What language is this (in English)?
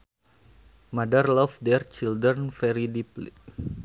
Sundanese